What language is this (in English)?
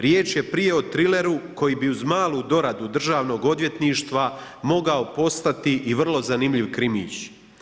Croatian